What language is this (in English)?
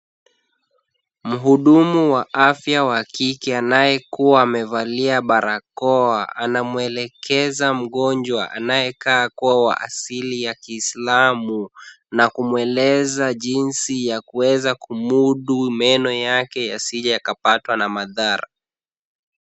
Swahili